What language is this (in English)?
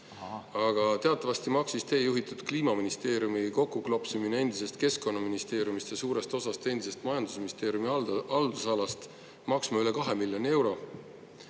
Estonian